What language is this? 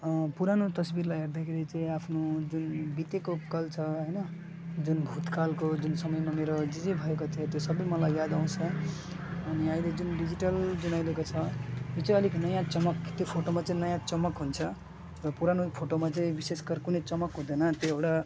Nepali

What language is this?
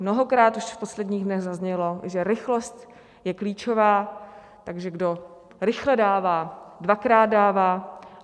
Czech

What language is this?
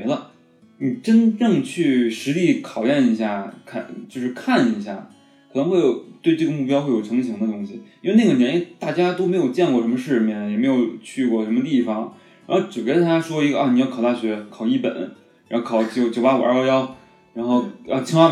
Chinese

